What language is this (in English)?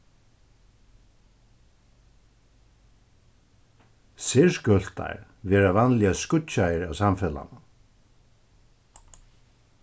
Faroese